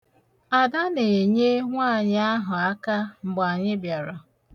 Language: Igbo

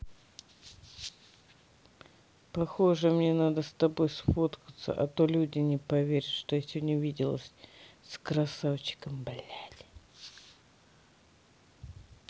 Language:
Russian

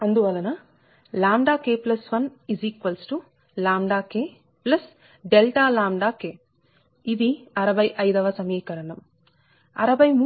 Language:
Telugu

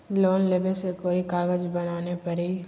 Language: Magahi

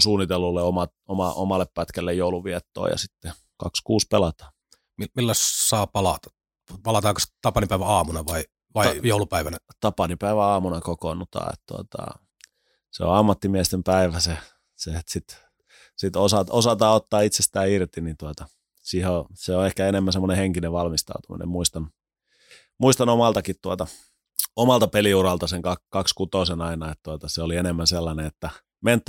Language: Finnish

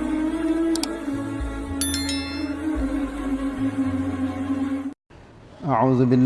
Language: Malay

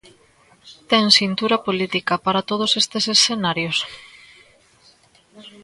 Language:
Galician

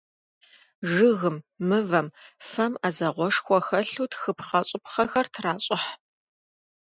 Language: Kabardian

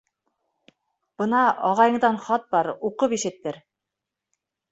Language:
Bashkir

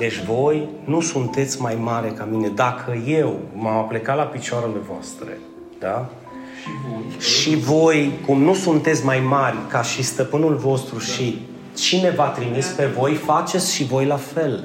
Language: Romanian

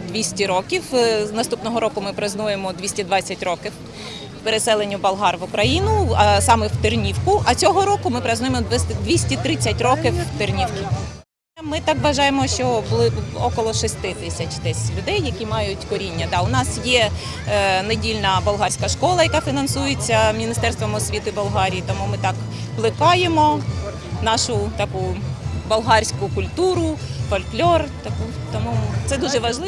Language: Ukrainian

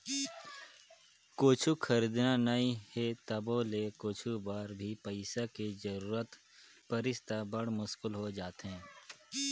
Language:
Chhattisgarhi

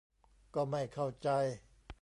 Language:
Thai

